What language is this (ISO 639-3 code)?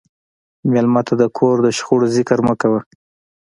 pus